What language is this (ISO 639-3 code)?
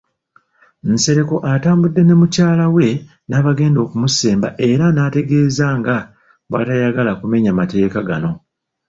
lug